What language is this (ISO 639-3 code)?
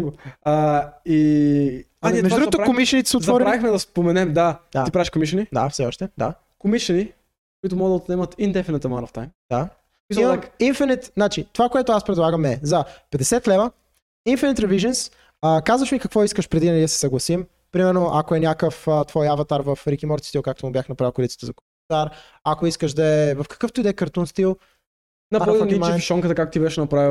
bul